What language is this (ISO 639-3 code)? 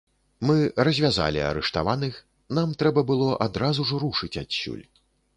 bel